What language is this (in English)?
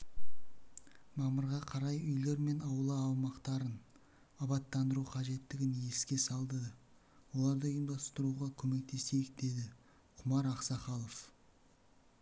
Kazakh